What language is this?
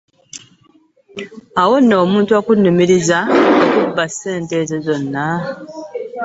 Ganda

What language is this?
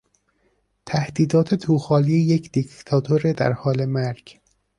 Persian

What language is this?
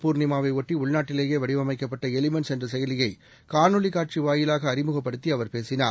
Tamil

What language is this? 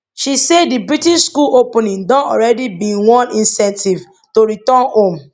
Nigerian Pidgin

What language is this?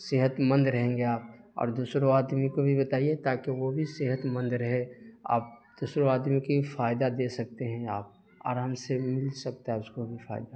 Urdu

